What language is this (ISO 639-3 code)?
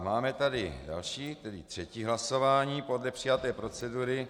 ces